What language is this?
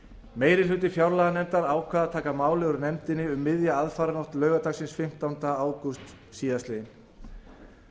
Icelandic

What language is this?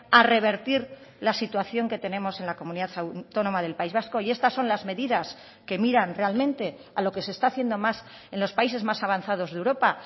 Spanish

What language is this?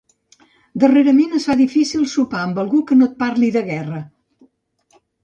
Catalan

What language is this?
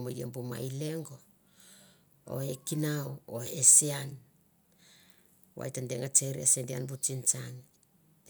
Mandara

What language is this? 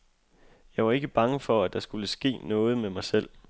Danish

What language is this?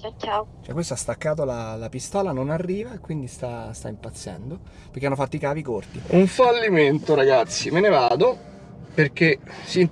Italian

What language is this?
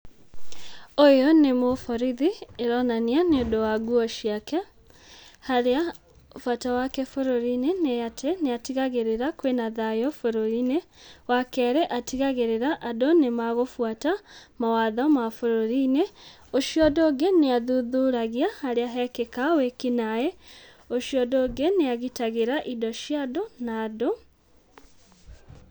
Kikuyu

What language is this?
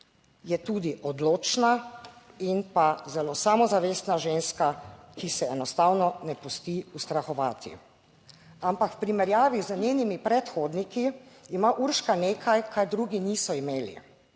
Slovenian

